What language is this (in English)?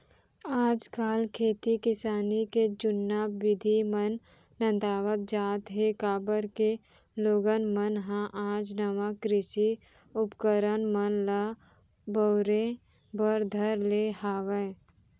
Chhattisgarhi